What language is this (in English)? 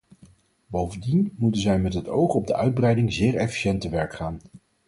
Dutch